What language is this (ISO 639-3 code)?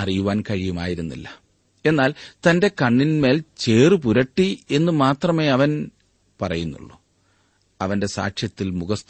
mal